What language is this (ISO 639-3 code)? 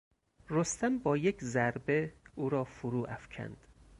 fas